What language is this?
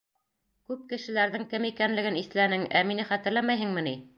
Bashkir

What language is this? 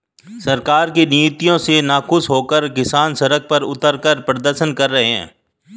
Hindi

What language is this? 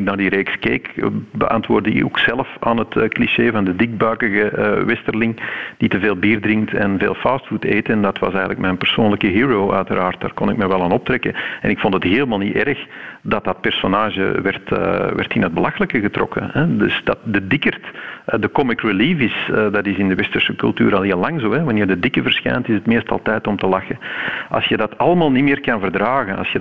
Dutch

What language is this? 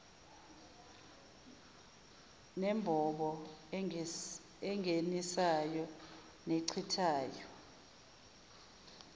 Zulu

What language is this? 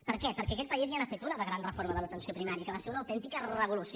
Catalan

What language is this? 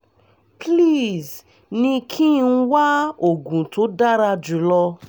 Yoruba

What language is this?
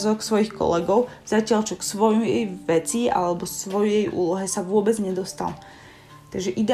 Slovak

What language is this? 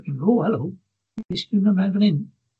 Welsh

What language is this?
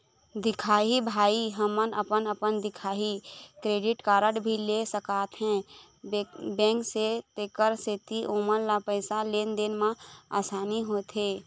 Chhattisgarhi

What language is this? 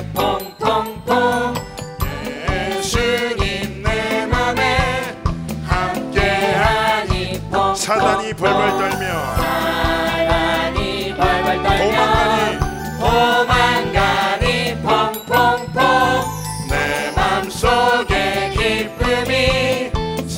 Korean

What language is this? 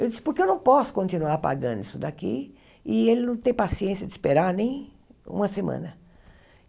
Portuguese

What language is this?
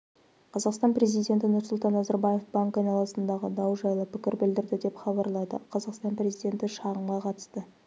Kazakh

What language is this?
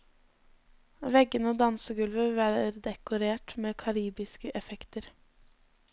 Norwegian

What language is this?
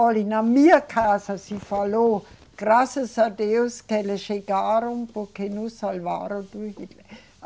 Portuguese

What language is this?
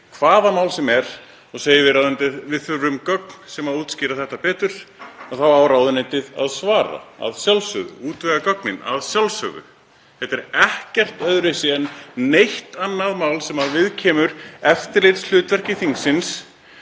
Icelandic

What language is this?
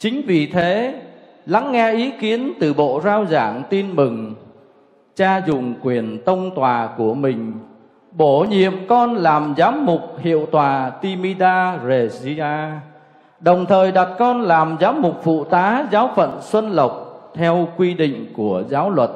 Vietnamese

